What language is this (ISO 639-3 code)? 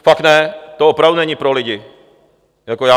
ces